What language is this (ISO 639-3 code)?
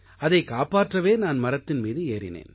tam